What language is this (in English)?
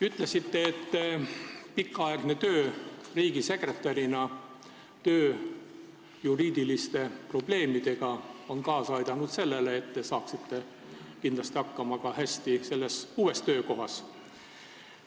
Estonian